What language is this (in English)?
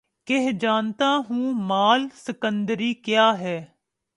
Urdu